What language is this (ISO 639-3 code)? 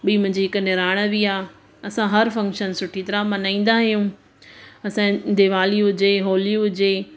snd